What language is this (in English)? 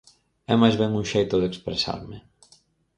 Galician